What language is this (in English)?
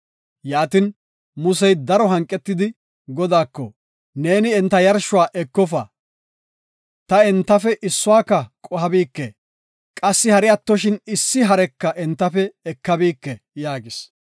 Gofa